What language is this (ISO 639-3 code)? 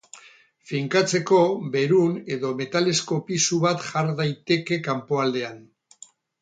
eus